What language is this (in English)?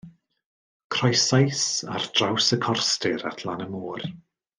Welsh